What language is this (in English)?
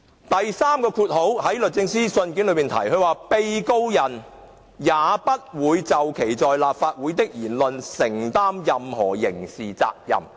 Cantonese